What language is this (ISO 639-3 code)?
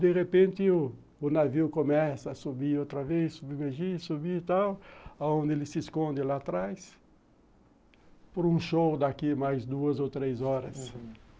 por